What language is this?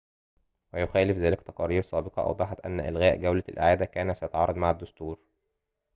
Arabic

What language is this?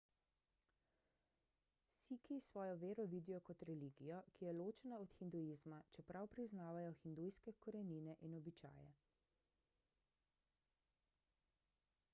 Slovenian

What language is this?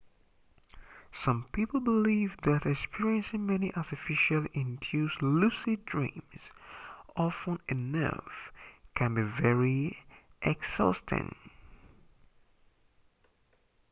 English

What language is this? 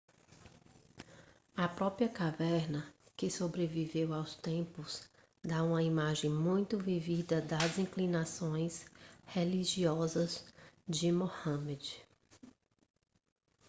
Portuguese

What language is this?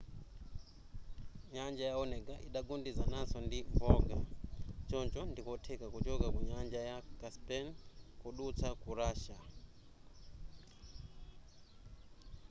Nyanja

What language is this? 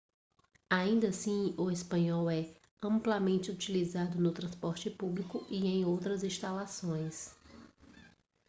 Portuguese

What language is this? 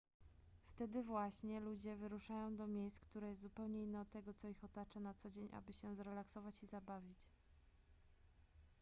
Polish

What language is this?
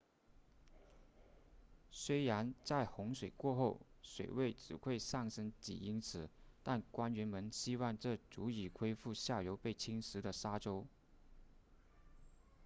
Chinese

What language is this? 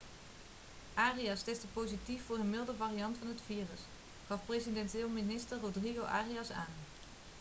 Dutch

